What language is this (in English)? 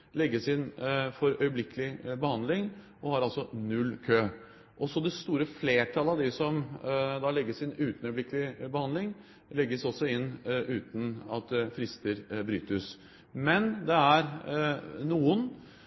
Norwegian Bokmål